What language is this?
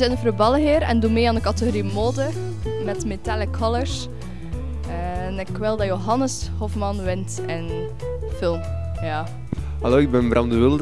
Dutch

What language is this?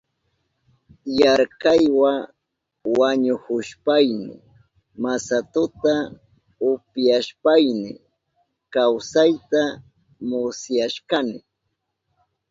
Southern Pastaza Quechua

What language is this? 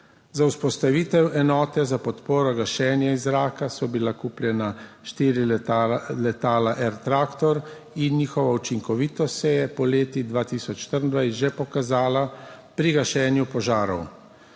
Slovenian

